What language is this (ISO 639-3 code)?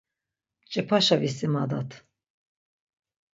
lzz